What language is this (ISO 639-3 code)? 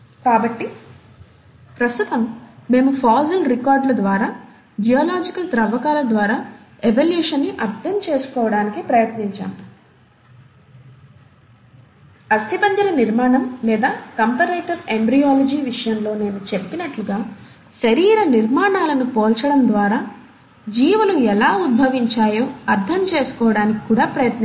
tel